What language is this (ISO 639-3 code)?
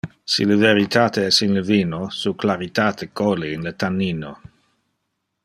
ina